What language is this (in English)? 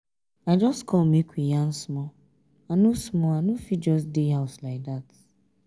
Nigerian Pidgin